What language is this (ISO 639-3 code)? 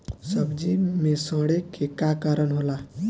bho